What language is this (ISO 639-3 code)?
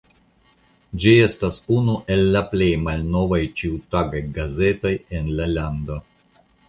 epo